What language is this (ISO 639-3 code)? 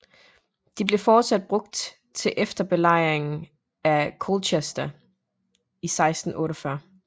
dan